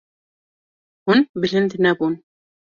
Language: Kurdish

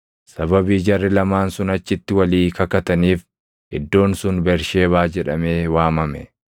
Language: Oromo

